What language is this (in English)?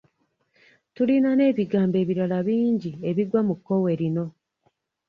Ganda